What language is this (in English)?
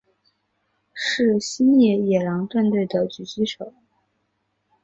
Chinese